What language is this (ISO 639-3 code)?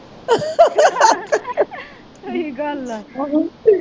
pan